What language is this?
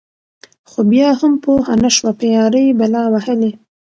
Pashto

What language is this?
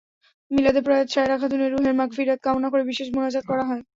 Bangla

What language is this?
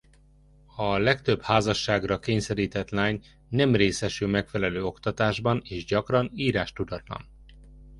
Hungarian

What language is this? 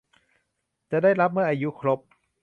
Thai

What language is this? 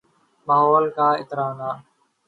Urdu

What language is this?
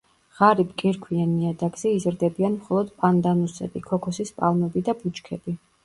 Georgian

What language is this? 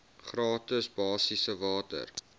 Afrikaans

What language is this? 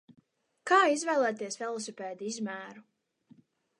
Latvian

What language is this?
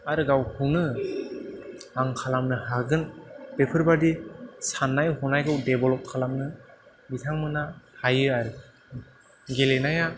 Bodo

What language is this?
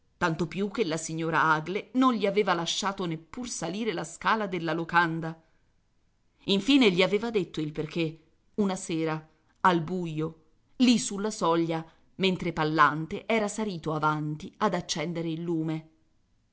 Italian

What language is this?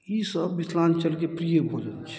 Maithili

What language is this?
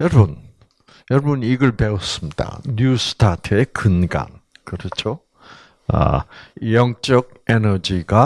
Korean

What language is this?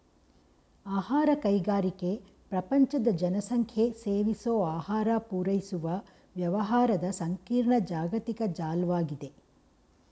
Kannada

